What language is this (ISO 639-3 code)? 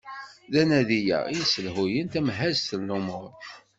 kab